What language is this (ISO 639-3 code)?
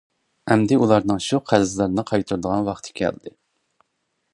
uig